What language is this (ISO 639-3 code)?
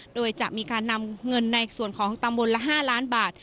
tha